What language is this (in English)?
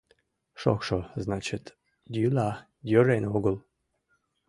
Mari